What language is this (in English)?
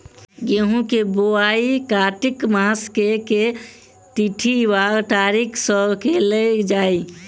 Maithili